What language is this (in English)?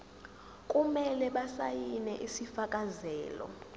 Zulu